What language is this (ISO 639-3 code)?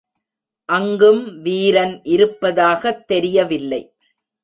tam